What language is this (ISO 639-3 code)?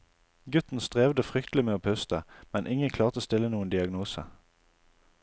nor